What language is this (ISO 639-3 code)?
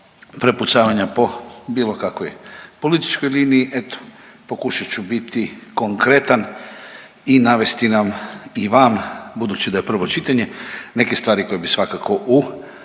hrv